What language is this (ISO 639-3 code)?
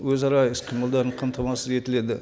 kaz